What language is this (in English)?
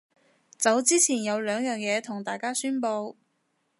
Cantonese